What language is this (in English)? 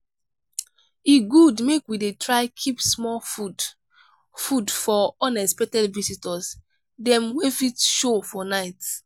Nigerian Pidgin